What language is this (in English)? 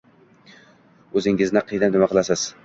Uzbek